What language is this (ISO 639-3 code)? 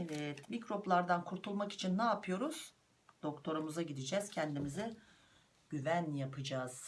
tur